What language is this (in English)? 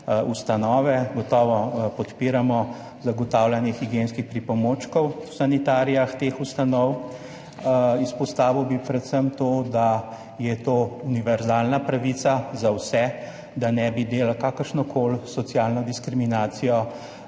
Slovenian